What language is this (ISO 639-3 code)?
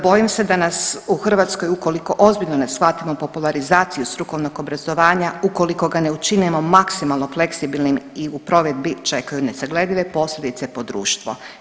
hrv